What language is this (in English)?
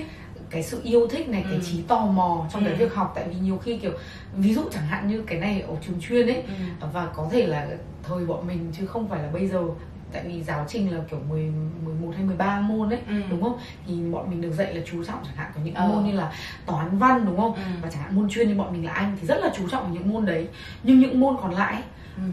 Vietnamese